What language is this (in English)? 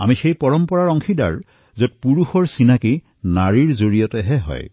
Assamese